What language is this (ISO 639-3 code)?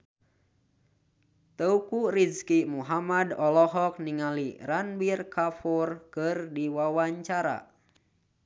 sun